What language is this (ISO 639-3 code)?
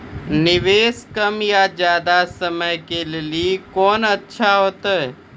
mai